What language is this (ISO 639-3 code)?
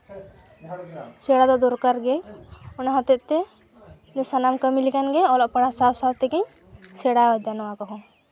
sat